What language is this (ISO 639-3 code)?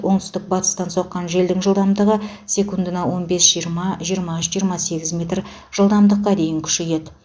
kaz